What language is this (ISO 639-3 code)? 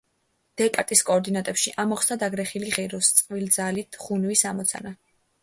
kat